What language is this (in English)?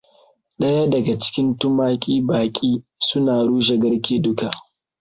Hausa